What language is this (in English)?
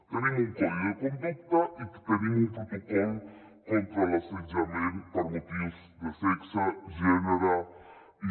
Catalan